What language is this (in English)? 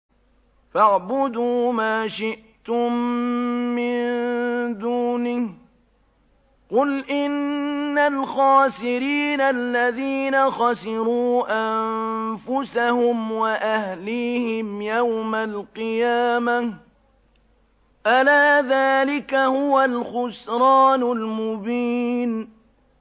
Arabic